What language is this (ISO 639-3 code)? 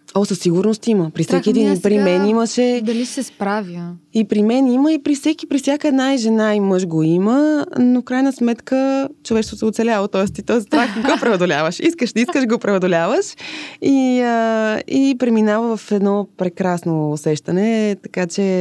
bul